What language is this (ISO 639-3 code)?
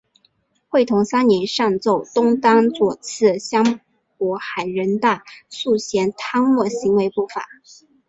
zho